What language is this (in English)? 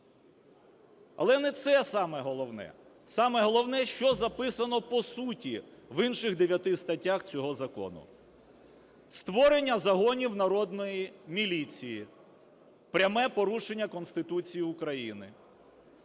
Ukrainian